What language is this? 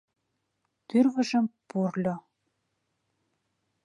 Mari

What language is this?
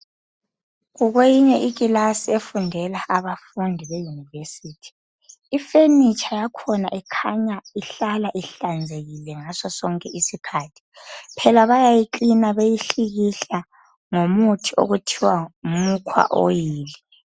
North Ndebele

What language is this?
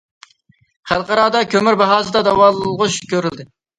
Uyghur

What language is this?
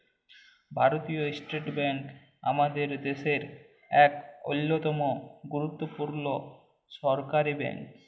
Bangla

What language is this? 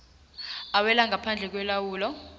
South Ndebele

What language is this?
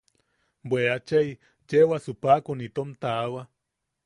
Yaqui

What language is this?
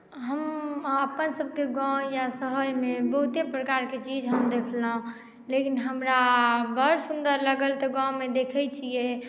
Maithili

